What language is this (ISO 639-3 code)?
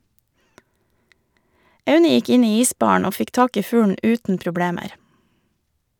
nor